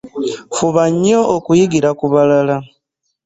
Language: Ganda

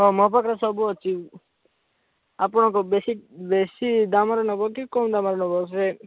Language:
Odia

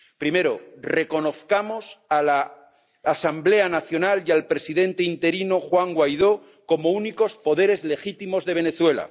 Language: Spanish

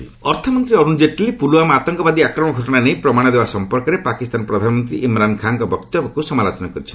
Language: Odia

